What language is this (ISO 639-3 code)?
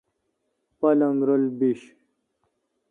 xka